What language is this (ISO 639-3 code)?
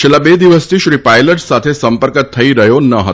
guj